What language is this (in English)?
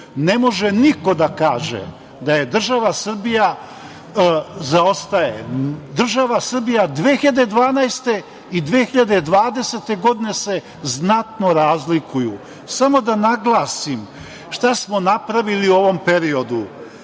Serbian